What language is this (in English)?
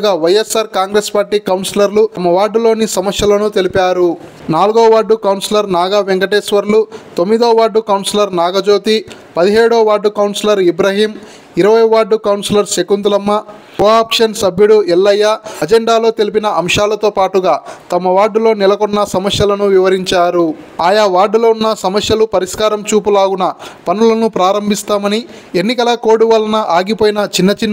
Telugu